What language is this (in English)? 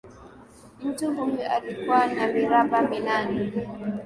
Swahili